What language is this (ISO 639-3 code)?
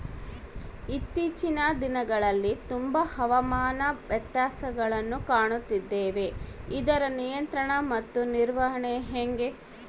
kan